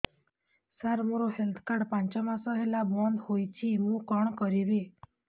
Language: Odia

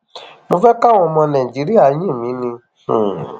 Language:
Yoruba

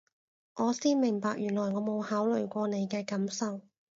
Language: Cantonese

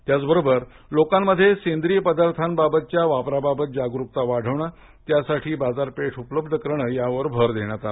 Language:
Marathi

